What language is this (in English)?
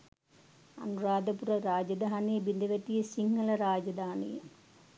Sinhala